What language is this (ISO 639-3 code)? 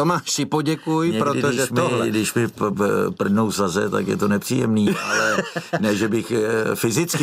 ces